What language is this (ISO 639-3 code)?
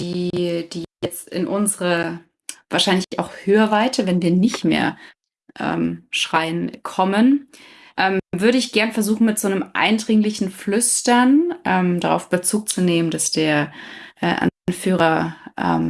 deu